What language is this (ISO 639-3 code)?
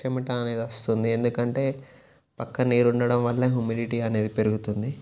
tel